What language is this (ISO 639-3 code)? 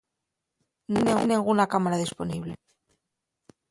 ast